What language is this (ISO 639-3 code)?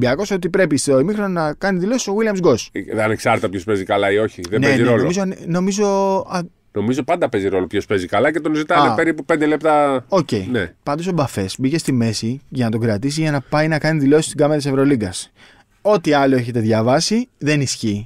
ell